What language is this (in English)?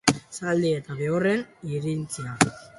Basque